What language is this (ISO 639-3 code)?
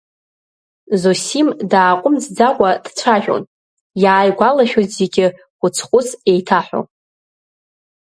abk